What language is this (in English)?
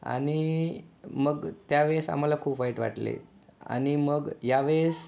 Marathi